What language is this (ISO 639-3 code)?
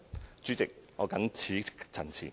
yue